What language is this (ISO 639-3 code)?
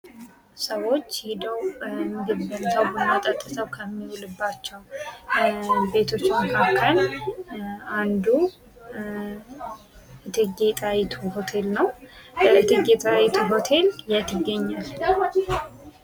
amh